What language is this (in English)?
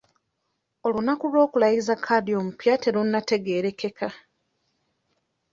Ganda